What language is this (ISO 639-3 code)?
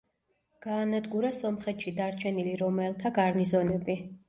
kat